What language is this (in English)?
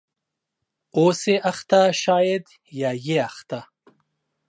Pashto